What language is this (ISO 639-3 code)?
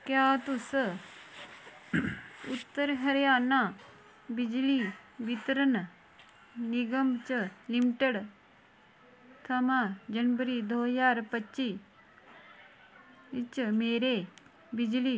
doi